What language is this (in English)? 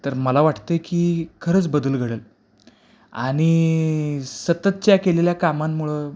Marathi